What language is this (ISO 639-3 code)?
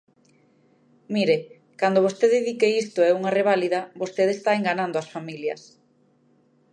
glg